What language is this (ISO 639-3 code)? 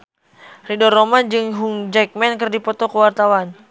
sun